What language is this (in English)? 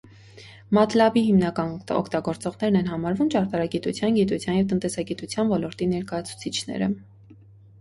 Armenian